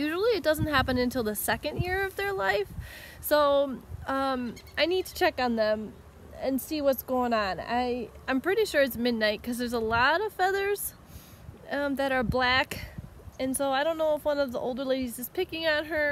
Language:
English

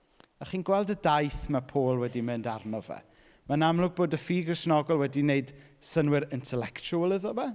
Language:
Welsh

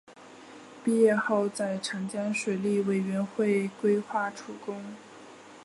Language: Chinese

